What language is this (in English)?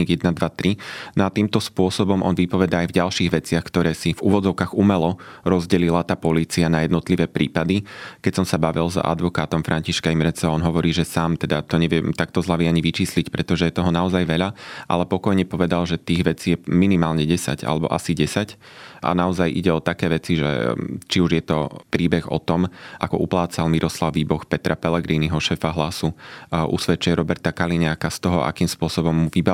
Slovak